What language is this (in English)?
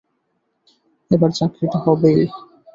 Bangla